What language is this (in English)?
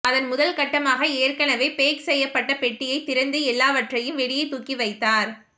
Tamil